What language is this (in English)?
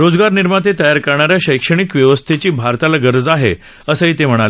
Marathi